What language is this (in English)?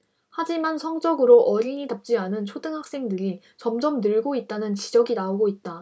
Korean